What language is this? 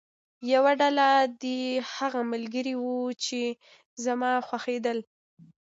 Pashto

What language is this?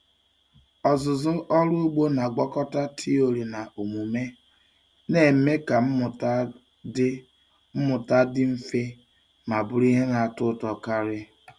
Igbo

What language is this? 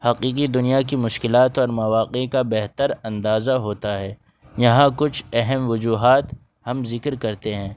Urdu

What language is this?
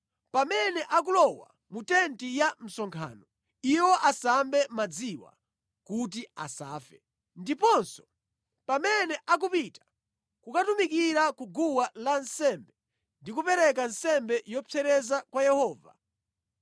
Nyanja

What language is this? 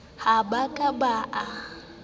Southern Sotho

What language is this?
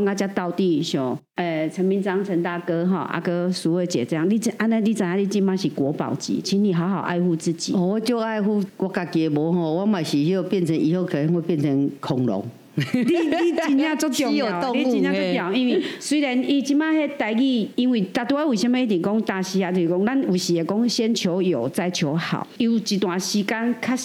Chinese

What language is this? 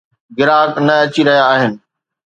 Sindhi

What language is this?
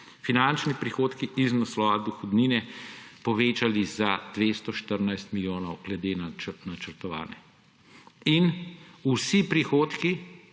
Slovenian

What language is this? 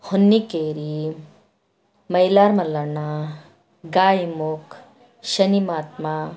Kannada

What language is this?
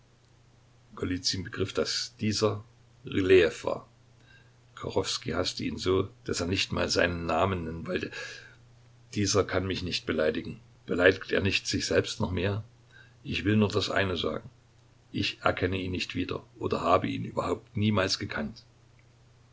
German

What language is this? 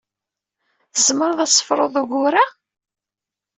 Kabyle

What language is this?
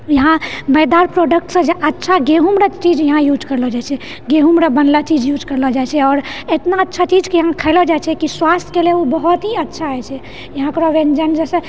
Maithili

